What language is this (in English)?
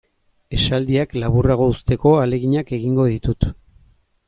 Basque